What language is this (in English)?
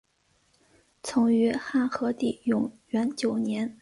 Chinese